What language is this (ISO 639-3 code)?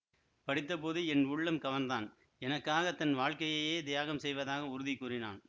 tam